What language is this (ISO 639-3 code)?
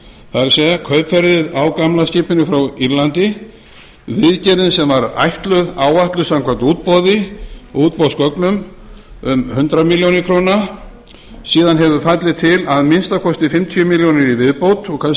isl